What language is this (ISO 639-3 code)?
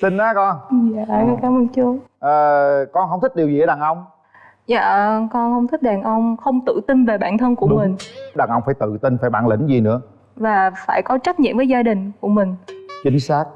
vie